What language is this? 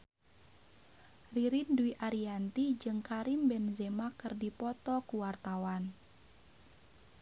Sundanese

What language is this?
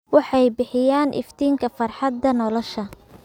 Somali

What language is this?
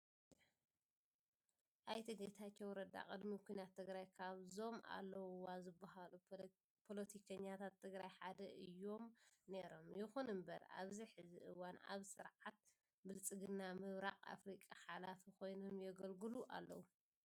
Tigrinya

